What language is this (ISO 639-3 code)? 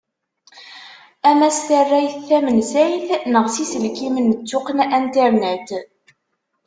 kab